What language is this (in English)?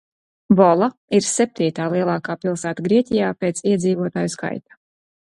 Latvian